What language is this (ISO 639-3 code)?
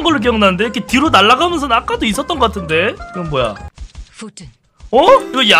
kor